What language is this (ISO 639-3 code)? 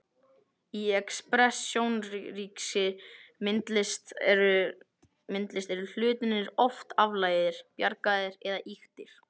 isl